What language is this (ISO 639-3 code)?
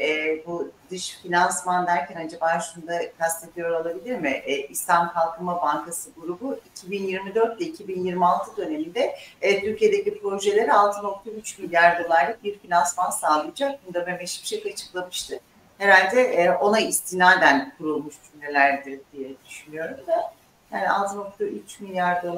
tur